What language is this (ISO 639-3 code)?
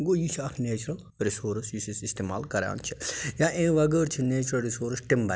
kas